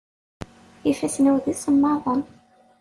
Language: Kabyle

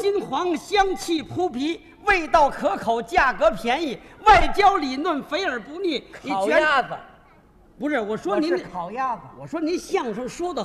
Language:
Chinese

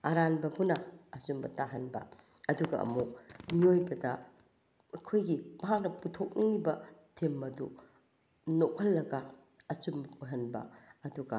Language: Manipuri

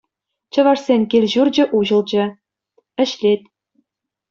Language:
Chuvash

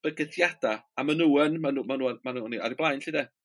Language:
Welsh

